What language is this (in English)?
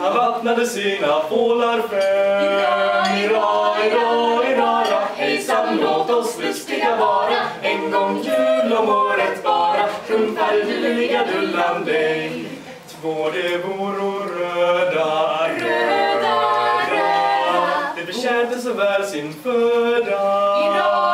Swedish